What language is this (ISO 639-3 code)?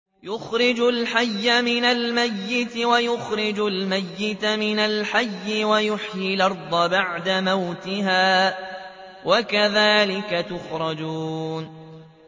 ara